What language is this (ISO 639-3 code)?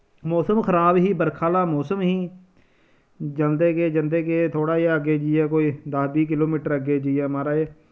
doi